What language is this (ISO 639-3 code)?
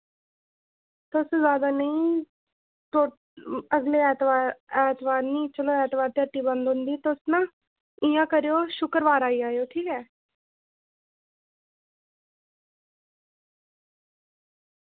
doi